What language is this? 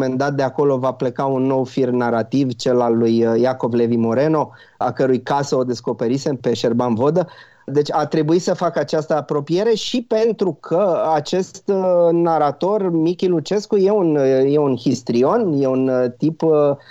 Romanian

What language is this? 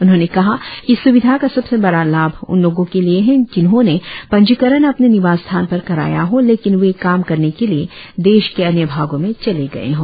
Hindi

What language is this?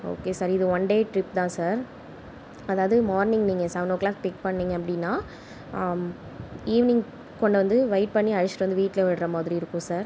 Tamil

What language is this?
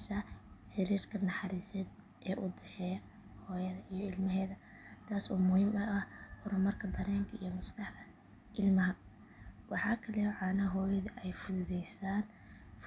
Somali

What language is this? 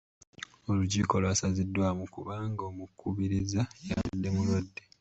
Ganda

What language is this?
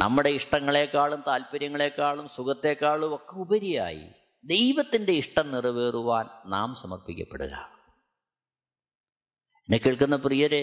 Malayalam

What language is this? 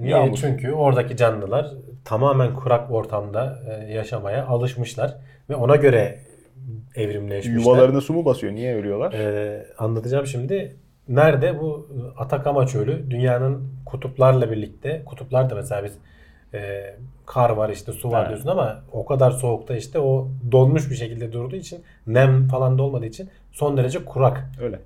Turkish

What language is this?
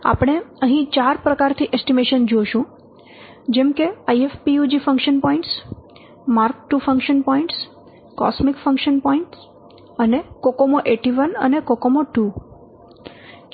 Gujarati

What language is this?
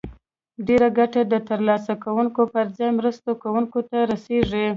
Pashto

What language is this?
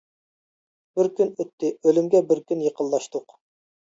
Uyghur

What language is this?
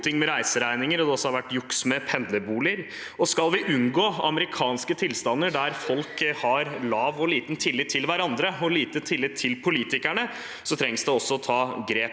Norwegian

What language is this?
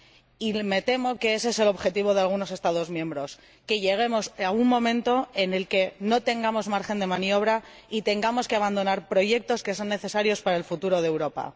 Spanish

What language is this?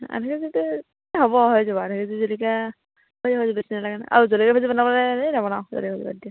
Assamese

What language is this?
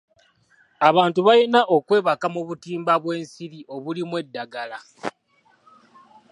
Ganda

